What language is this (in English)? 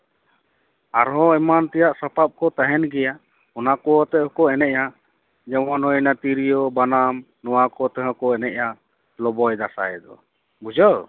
Santali